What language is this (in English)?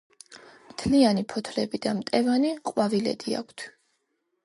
Georgian